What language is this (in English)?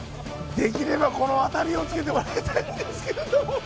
Japanese